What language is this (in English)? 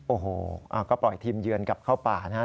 Thai